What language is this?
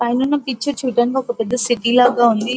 Telugu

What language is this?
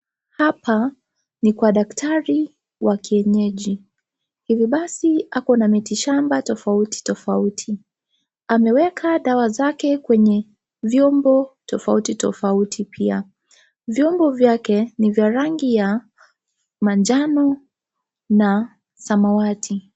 Swahili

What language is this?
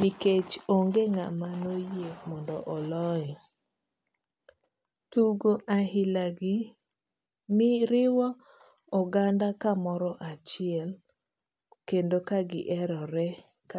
Luo (Kenya and Tanzania)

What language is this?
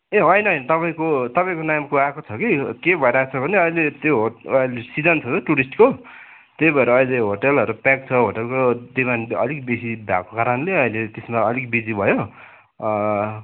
Nepali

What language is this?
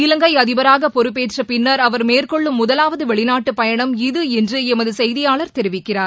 Tamil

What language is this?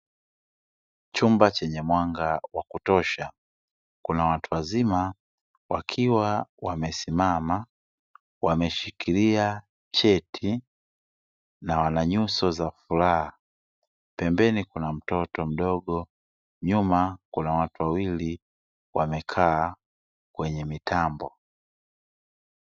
Swahili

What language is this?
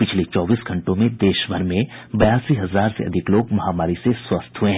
Hindi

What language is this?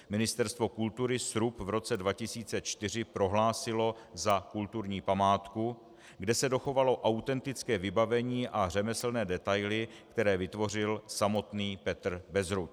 Czech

